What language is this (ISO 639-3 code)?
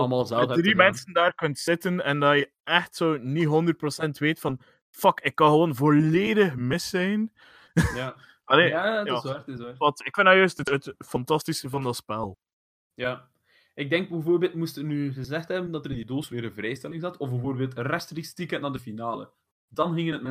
nld